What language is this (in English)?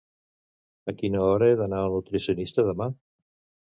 Catalan